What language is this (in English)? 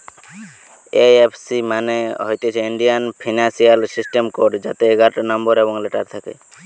Bangla